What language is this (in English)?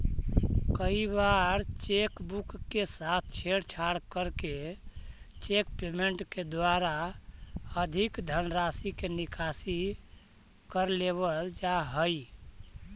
Magahi